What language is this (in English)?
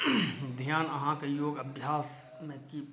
Maithili